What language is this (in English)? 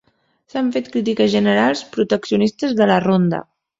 Catalan